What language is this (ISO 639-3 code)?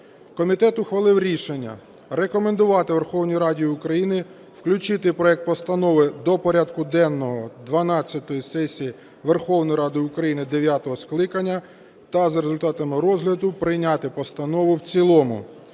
ukr